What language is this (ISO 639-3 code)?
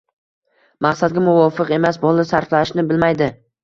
uzb